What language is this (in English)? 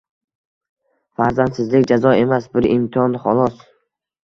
Uzbek